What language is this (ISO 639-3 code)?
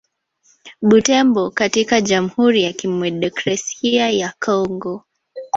swa